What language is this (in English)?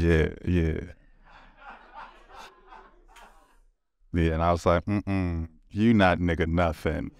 English